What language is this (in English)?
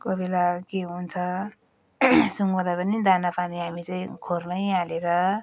Nepali